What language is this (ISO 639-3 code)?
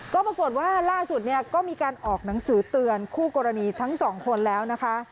tha